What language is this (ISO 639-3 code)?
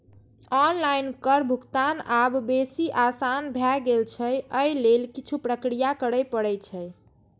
mai